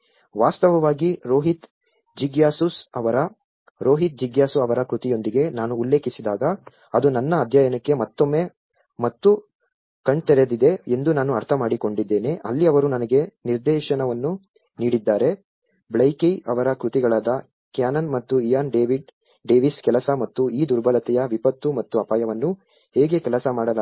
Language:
Kannada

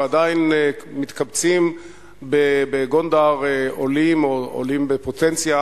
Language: Hebrew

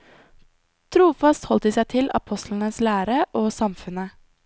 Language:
Norwegian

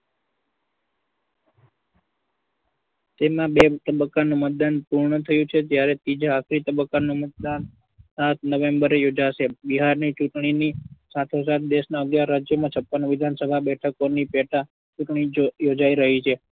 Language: Gujarati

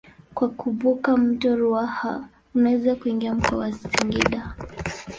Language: Swahili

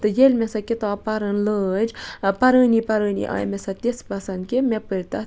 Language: Kashmiri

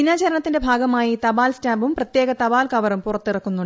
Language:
Malayalam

